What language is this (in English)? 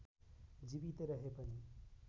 Nepali